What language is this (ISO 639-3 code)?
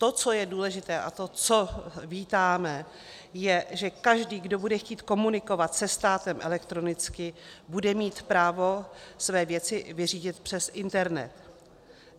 ces